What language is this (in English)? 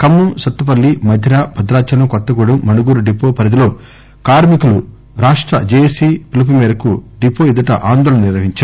Telugu